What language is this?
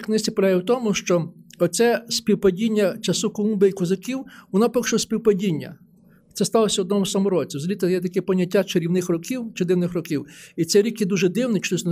Ukrainian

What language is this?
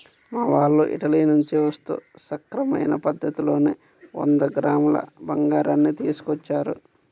Telugu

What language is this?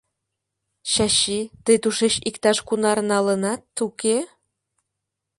Mari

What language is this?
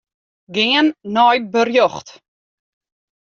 Western Frisian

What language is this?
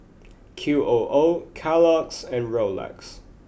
English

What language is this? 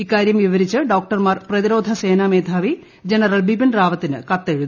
Malayalam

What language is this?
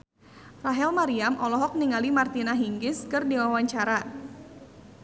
Sundanese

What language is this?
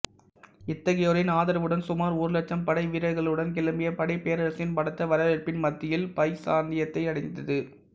Tamil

